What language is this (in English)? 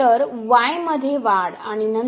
Marathi